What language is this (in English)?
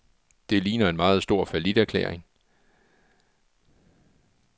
Danish